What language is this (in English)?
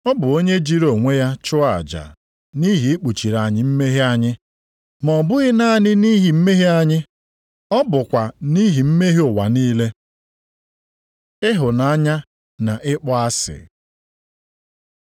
Igbo